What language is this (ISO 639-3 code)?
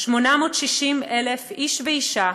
heb